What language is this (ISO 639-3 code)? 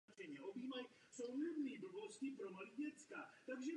ces